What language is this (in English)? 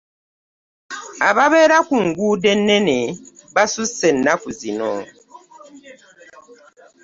Ganda